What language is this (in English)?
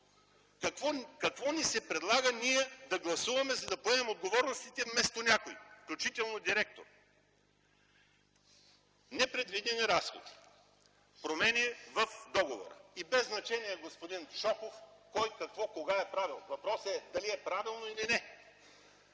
Bulgarian